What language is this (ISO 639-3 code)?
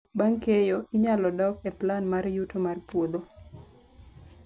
luo